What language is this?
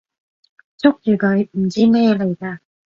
Cantonese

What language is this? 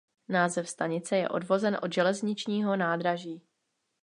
Czech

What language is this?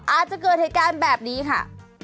Thai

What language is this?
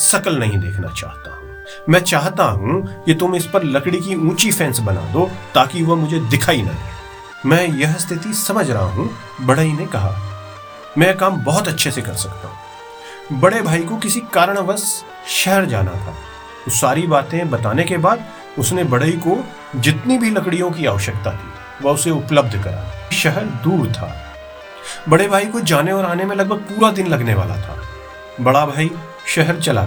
Hindi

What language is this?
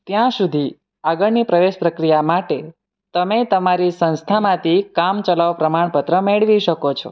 Gujarati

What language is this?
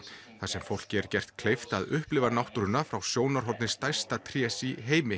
Icelandic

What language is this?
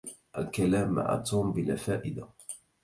Arabic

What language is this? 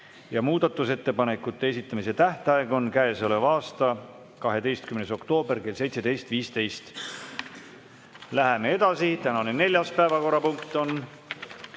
Estonian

